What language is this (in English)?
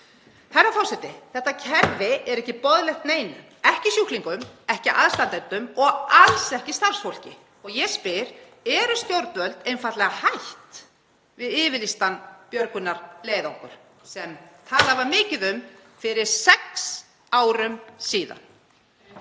Icelandic